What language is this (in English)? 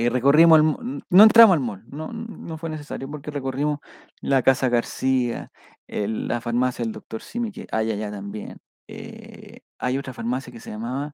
Spanish